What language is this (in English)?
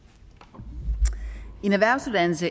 Danish